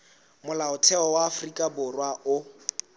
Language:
Southern Sotho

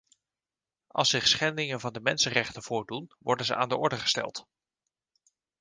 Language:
Dutch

